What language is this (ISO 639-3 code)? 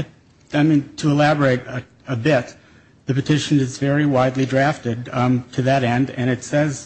eng